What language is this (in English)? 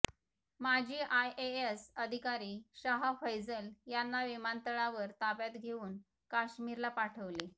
Marathi